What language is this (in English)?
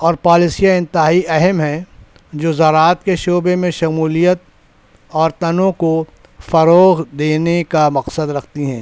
Urdu